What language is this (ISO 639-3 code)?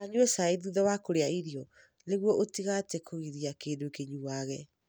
kik